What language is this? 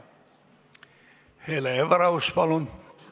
Estonian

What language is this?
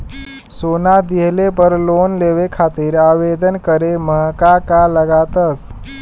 Bhojpuri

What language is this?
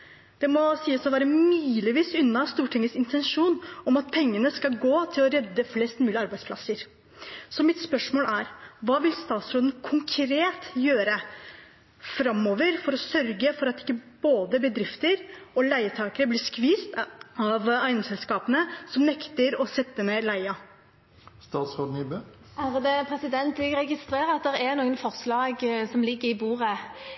Norwegian Bokmål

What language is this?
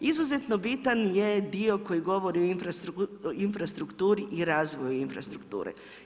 Croatian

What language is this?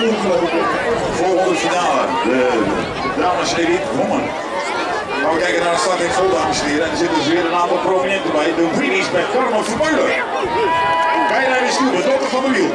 Dutch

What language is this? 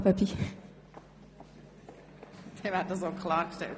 Swiss German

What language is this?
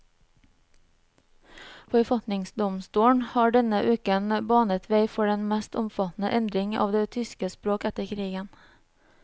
Norwegian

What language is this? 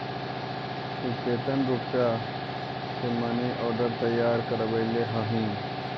Magahi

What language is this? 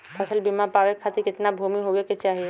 Bhojpuri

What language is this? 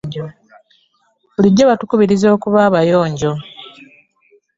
Ganda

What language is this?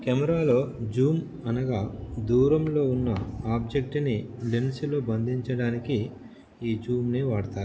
Telugu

